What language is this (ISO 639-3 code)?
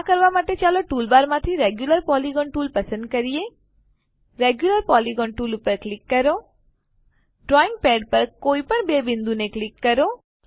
guj